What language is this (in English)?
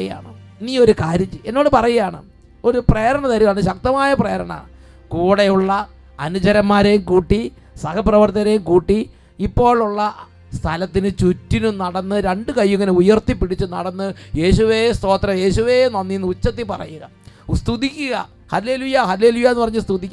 Malayalam